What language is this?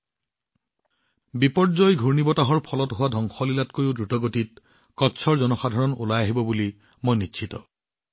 Assamese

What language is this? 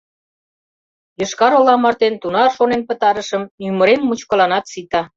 Mari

